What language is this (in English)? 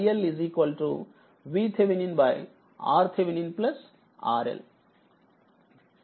Telugu